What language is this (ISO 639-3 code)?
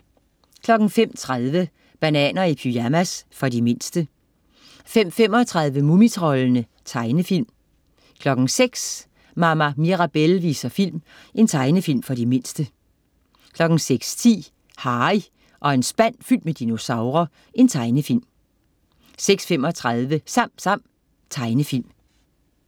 dan